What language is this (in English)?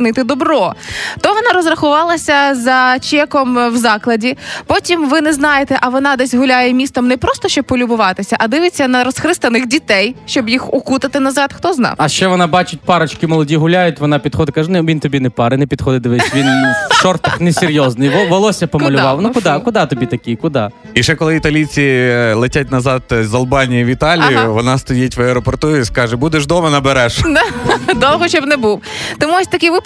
Ukrainian